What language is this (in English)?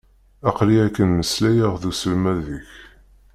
Kabyle